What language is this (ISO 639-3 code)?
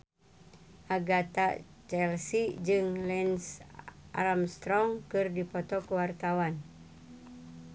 sun